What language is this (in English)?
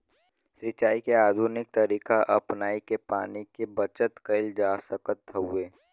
Bhojpuri